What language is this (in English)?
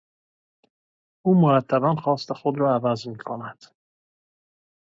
Persian